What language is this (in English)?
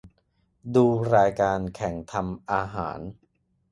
Thai